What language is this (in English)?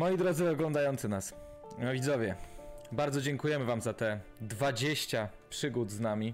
Polish